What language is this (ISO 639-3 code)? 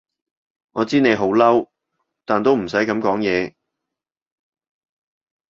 yue